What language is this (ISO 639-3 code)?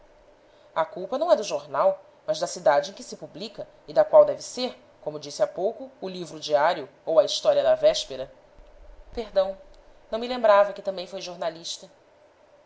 por